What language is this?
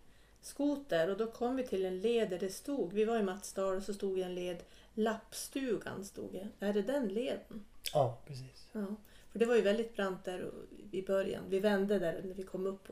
Swedish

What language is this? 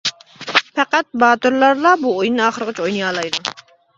Uyghur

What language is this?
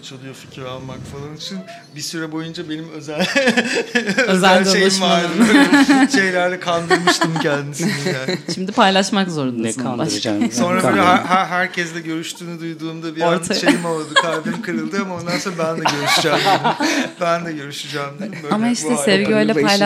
Turkish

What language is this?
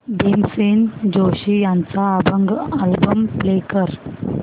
Marathi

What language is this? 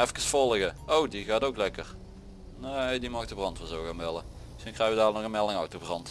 Dutch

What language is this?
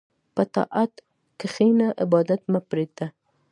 Pashto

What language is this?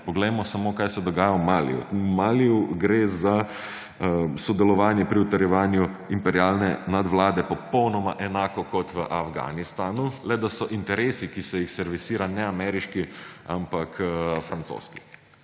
Slovenian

